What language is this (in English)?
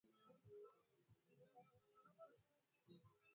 Swahili